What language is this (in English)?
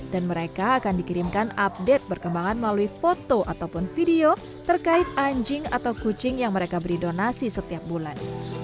Indonesian